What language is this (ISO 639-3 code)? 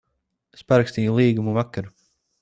lav